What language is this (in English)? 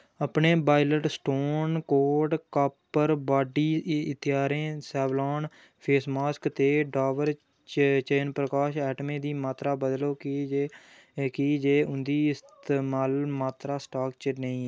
Dogri